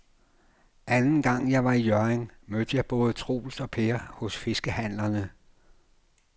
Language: Danish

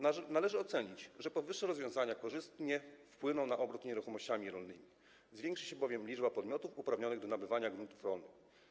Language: Polish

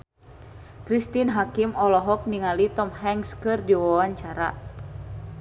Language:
Sundanese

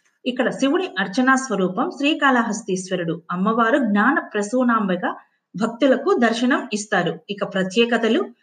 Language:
Telugu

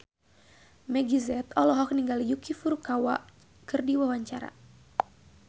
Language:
Sundanese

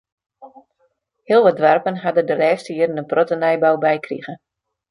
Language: Western Frisian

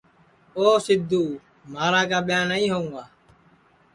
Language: Sansi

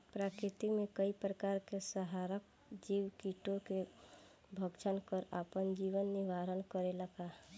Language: Bhojpuri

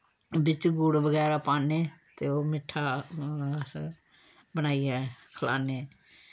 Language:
Dogri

